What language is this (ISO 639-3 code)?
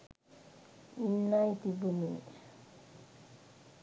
sin